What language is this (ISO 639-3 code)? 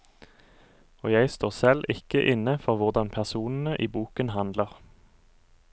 nor